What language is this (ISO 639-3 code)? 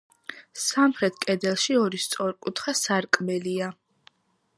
kat